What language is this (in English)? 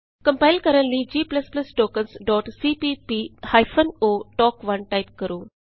Punjabi